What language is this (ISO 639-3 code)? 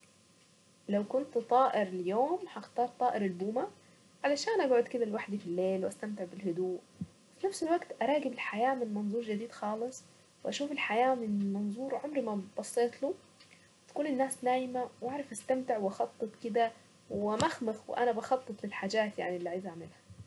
aec